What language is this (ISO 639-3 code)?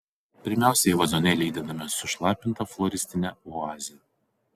lit